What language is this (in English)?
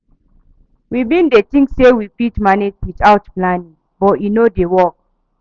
Nigerian Pidgin